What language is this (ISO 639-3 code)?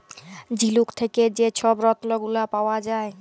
ben